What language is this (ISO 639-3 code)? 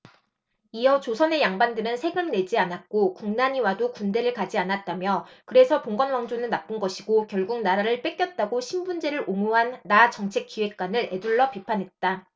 kor